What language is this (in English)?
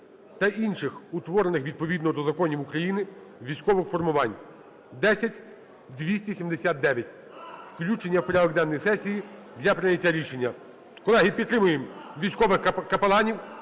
Ukrainian